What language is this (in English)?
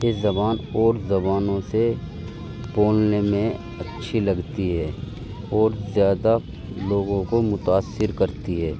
Urdu